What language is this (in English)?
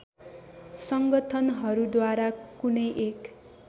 Nepali